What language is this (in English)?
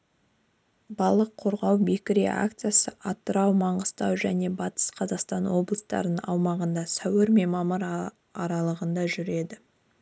Kazakh